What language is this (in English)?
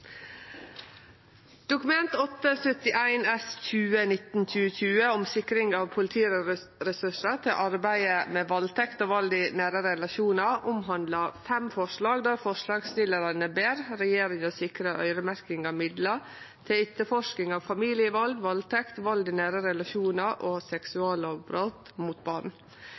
Norwegian